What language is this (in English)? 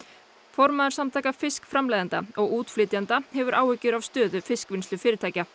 Icelandic